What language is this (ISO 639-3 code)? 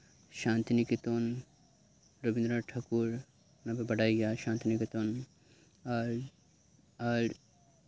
sat